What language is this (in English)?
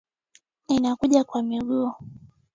Swahili